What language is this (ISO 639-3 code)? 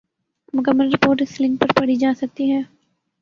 urd